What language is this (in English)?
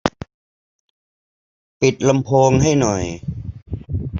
Thai